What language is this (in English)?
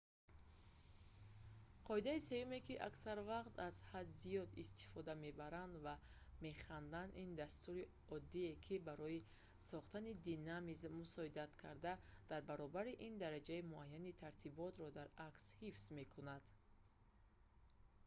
Tajik